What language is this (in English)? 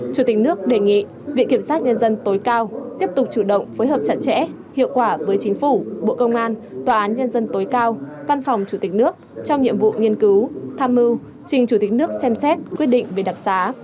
Vietnamese